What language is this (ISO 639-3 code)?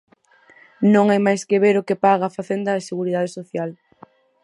glg